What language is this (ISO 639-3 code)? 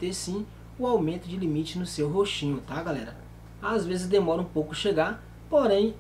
por